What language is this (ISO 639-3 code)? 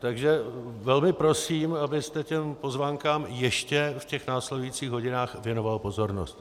ces